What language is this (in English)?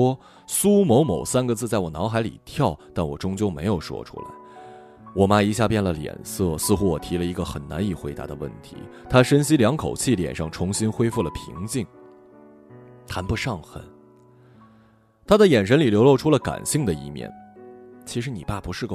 Chinese